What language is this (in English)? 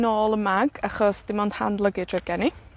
Welsh